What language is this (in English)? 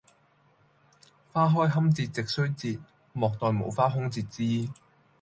Cantonese